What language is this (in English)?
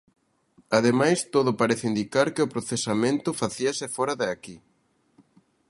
Galician